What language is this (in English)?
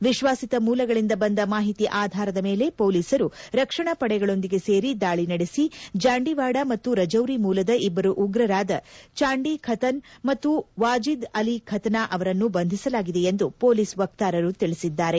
Kannada